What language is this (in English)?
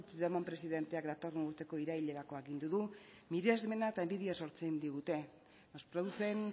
Basque